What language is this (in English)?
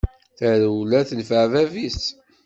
Kabyle